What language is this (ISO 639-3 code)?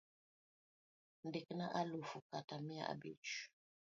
luo